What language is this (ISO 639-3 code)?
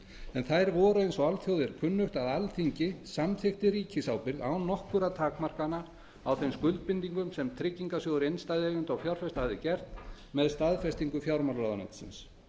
isl